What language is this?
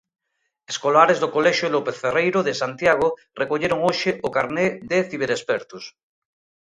Galician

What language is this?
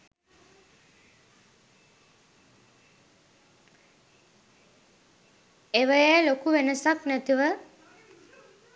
Sinhala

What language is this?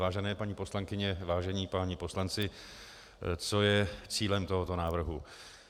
Czech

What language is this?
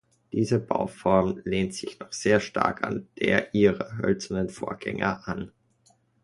German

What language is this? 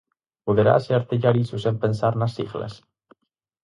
Galician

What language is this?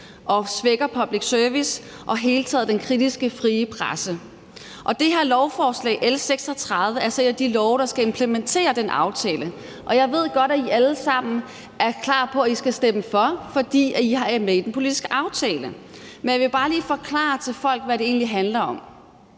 Danish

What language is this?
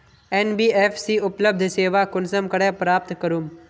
Magahi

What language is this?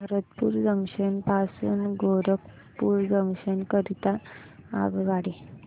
Marathi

